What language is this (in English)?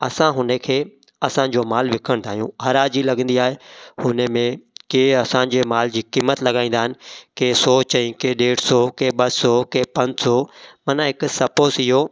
Sindhi